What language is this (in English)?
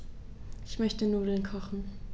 German